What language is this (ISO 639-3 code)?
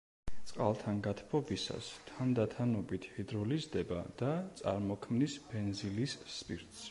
kat